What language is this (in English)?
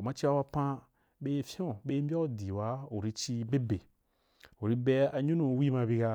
Wapan